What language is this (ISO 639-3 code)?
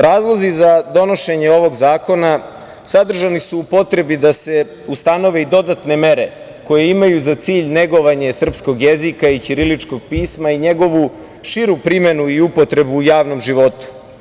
srp